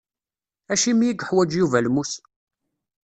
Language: Kabyle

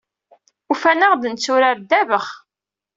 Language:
Kabyle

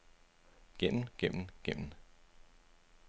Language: Danish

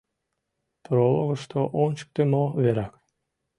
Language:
Mari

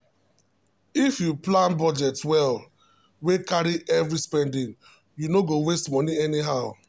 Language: Nigerian Pidgin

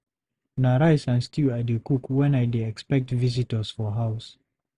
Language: Nigerian Pidgin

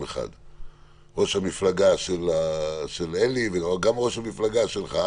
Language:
Hebrew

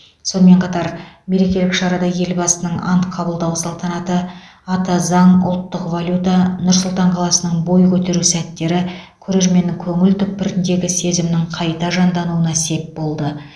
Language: Kazakh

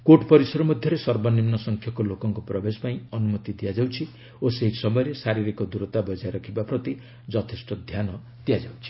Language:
Odia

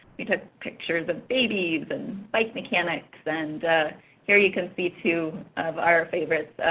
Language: English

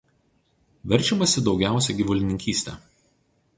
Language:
Lithuanian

